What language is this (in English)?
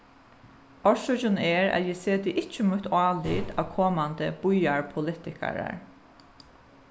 Faroese